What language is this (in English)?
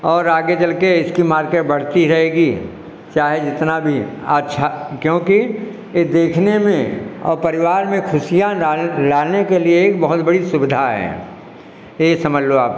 Hindi